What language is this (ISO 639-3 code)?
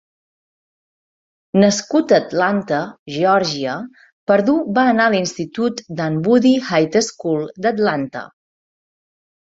cat